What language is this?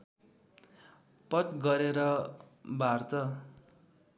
Nepali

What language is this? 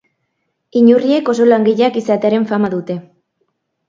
Basque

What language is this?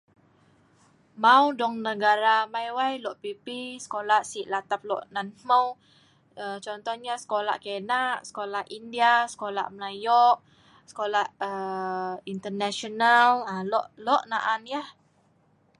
Sa'ban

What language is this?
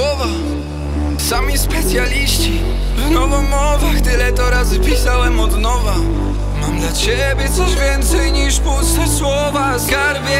Polish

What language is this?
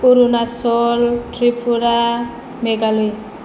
Bodo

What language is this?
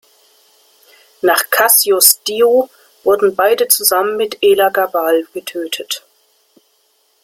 German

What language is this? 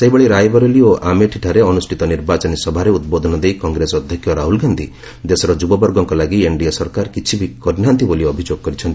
Odia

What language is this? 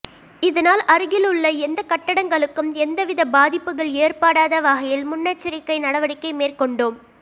Tamil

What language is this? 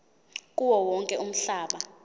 Zulu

